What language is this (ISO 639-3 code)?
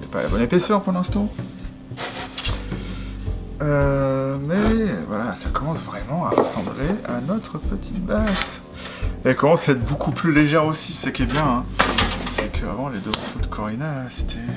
fra